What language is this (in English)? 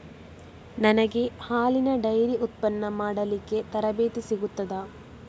Kannada